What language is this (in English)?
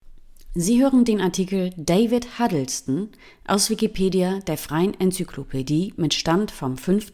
German